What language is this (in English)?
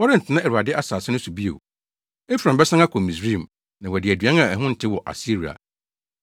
Akan